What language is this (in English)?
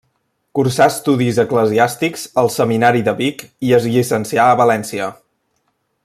Catalan